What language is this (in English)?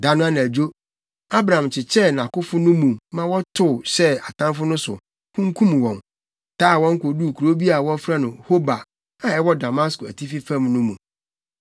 Akan